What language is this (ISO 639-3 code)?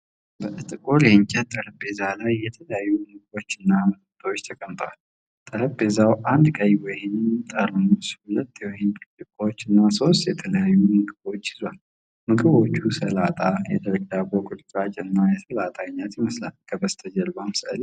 amh